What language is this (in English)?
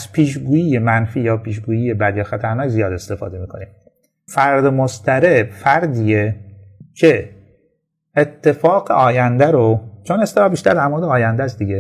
Persian